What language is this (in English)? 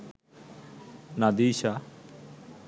Sinhala